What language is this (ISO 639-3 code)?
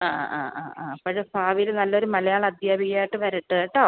mal